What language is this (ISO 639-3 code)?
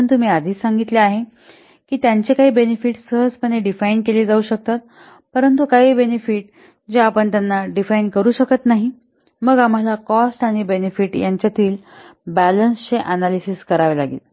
mar